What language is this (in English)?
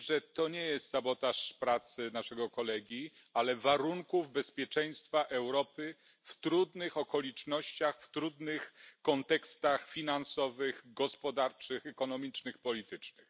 Polish